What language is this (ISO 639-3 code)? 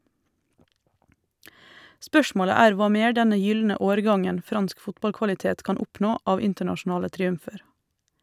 nor